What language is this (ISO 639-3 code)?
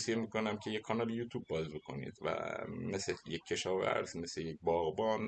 fas